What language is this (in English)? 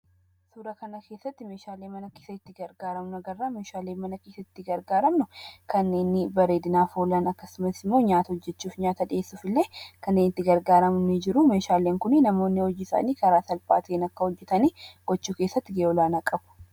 Oromo